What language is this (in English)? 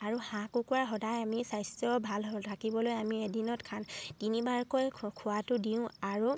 Assamese